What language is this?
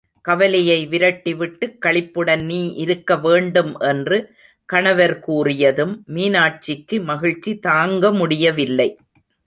Tamil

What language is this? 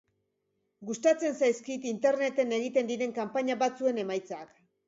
Basque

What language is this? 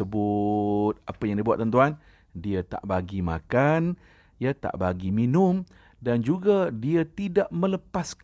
Malay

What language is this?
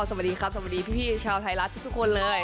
Thai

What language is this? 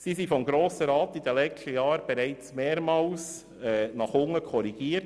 Swiss German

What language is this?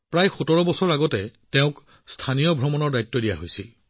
Assamese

